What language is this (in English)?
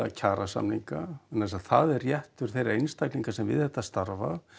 Icelandic